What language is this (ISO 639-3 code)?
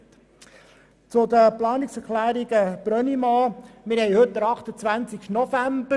gsw